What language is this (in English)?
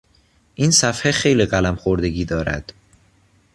Persian